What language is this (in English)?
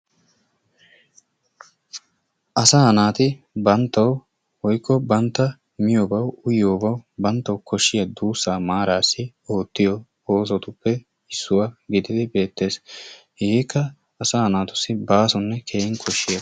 Wolaytta